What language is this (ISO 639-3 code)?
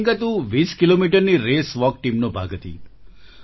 guj